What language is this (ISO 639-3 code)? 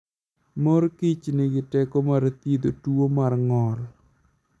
luo